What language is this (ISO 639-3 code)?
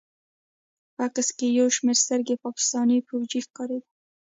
pus